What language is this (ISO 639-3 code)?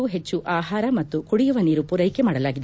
kan